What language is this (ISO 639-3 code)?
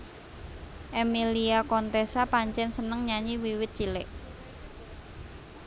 jav